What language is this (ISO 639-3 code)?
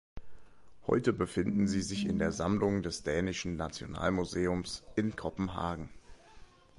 deu